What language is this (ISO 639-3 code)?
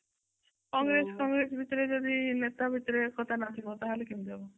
ori